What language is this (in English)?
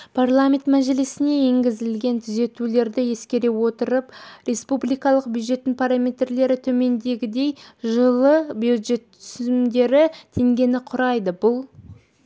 Kazakh